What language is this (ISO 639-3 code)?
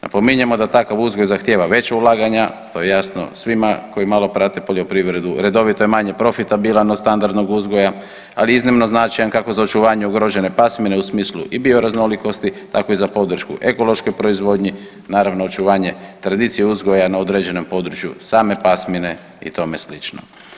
hrv